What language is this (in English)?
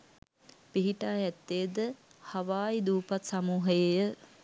Sinhala